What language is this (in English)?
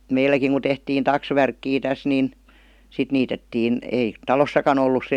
Finnish